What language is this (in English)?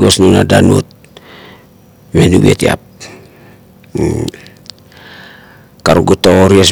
Kuot